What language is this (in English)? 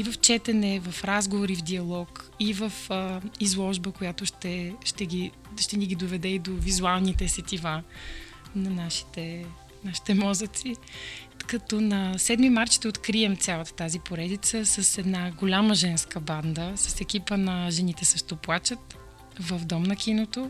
Bulgarian